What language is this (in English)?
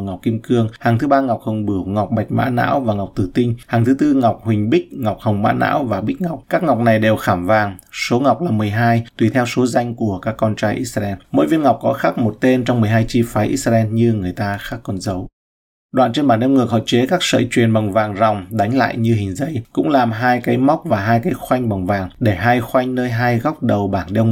Vietnamese